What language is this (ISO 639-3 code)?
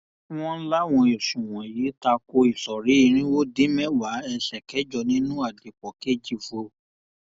yor